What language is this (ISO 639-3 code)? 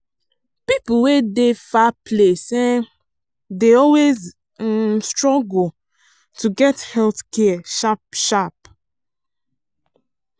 pcm